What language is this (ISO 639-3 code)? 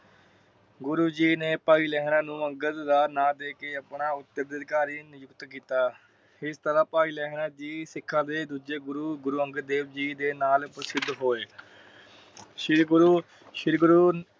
pan